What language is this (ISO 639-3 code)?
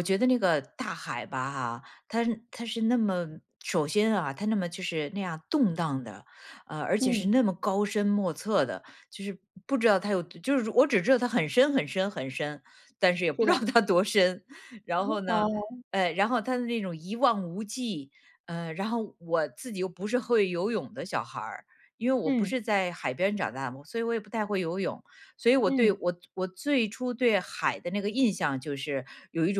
zho